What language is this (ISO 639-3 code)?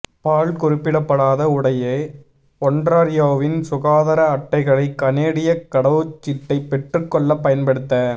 tam